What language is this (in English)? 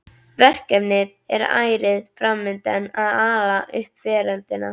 Icelandic